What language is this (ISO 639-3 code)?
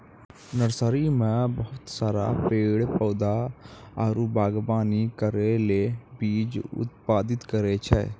mai